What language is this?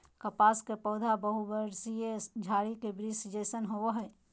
Magahi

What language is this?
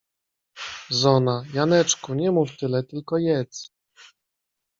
Polish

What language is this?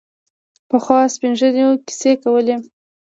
Pashto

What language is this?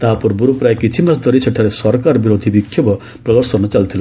Odia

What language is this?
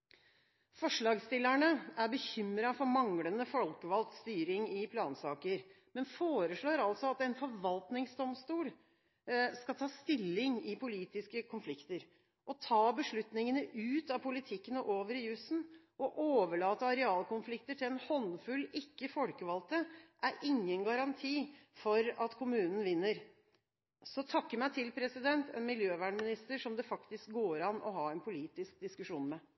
Norwegian Bokmål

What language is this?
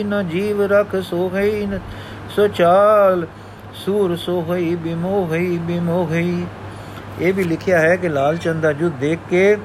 Punjabi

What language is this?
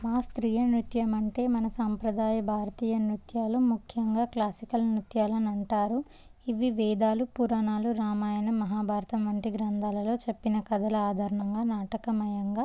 Telugu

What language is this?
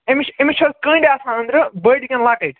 Kashmiri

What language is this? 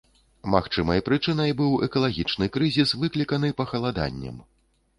Belarusian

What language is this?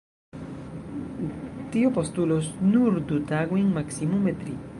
Esperanto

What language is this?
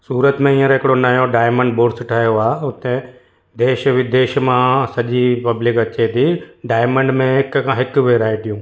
Sindhi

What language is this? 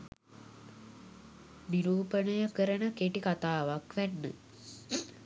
Sinhala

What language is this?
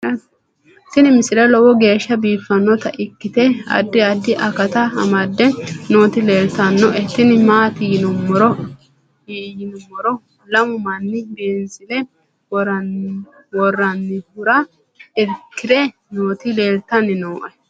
Sidamo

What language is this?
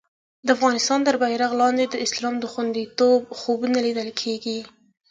Pashto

